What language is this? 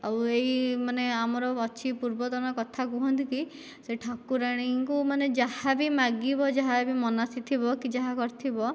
Odia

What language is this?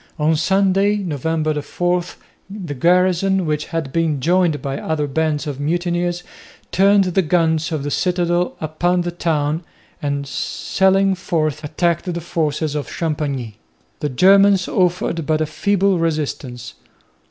English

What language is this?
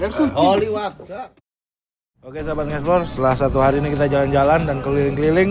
Indonesian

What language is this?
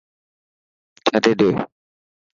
Dhatki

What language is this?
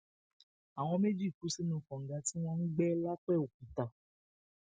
Yoruba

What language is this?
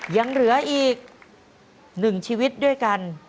Thai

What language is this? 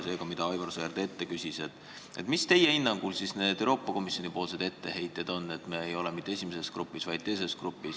Estonian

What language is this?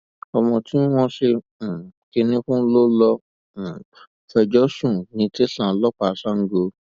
Yoruba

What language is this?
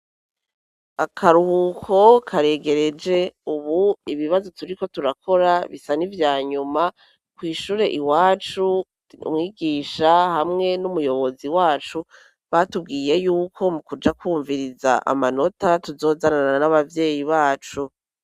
Rundi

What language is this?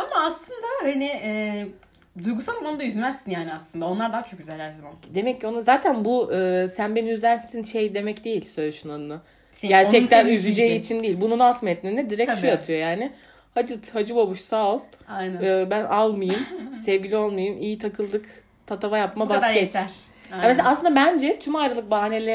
Turkish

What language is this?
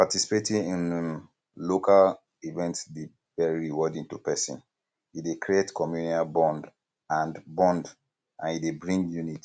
Nigerian Pidgin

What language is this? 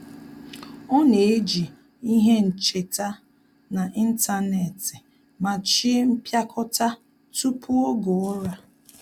Igbo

